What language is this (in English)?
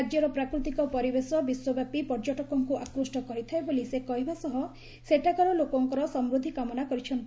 Odia